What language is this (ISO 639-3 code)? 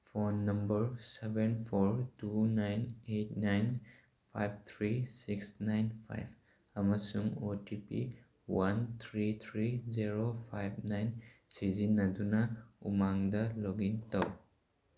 mni